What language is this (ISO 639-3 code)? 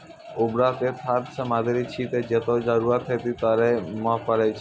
mai